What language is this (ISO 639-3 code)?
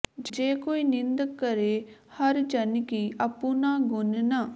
pan